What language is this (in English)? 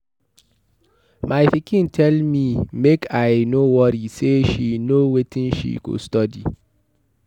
Nigerian Pidgin